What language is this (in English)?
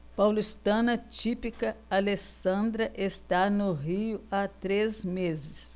Portuguese